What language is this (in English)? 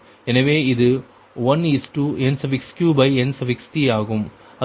Tamil